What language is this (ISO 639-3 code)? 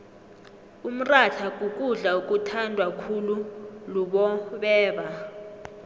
nbl